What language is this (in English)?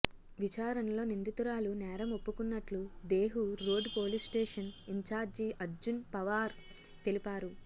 Telugu